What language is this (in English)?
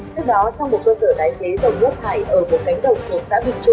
Vietnamese